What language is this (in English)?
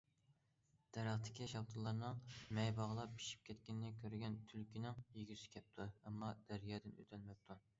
Uyghur